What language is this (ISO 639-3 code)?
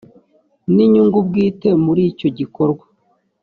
kin